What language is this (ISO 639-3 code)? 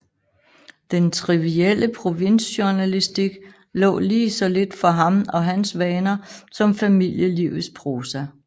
dan